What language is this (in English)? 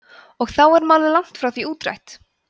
Icelandic